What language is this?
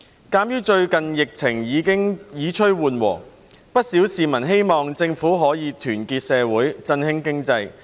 Cantonese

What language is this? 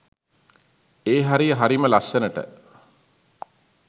Sinhala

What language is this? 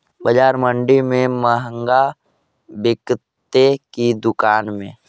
Magahi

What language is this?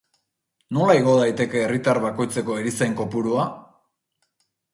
Basque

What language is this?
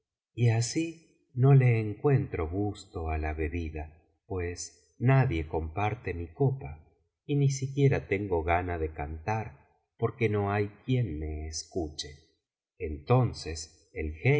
Spanish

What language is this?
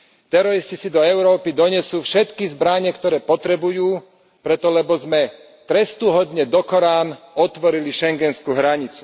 Slovak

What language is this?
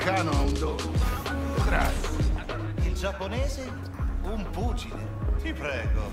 Italian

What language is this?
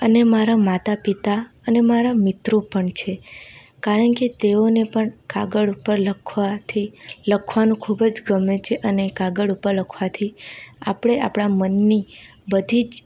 Gujarati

